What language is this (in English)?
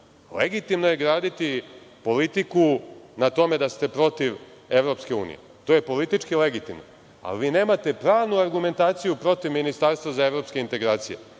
Serbian